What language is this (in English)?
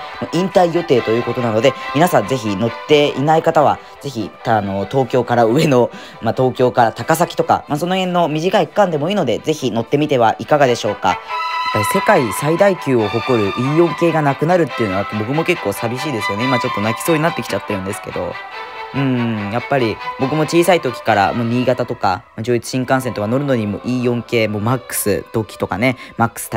Japanese